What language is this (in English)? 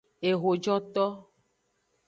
Aja (Benin)